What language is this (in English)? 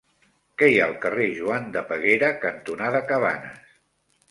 Catalan